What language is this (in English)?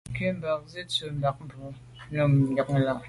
Medumba